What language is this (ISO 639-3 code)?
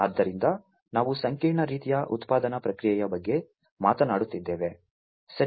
kan